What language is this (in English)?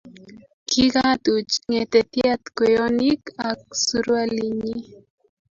Kalenjin